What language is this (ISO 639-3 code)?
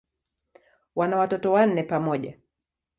swa